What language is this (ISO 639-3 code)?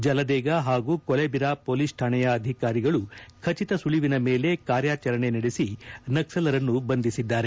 kan